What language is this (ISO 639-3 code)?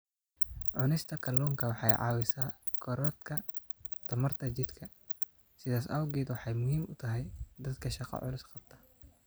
som